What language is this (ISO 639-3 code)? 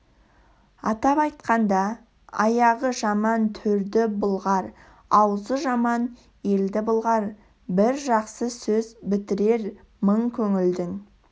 kaz